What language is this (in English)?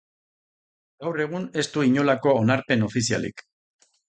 Basque